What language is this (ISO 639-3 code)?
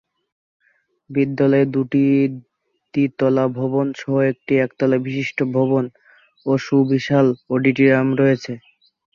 ben